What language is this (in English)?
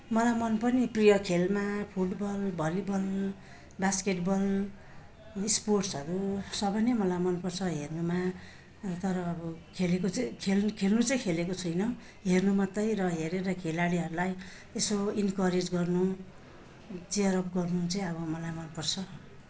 Nepali